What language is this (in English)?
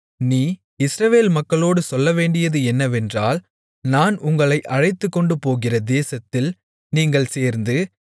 Tamil